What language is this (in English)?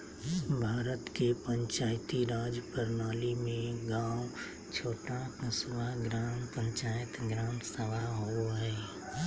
Magahi